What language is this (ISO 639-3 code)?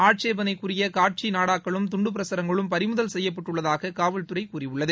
tam